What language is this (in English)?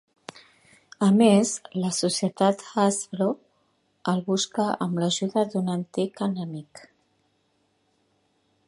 Catalan